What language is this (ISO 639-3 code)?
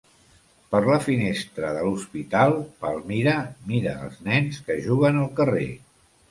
cat